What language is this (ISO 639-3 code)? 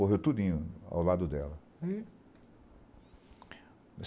por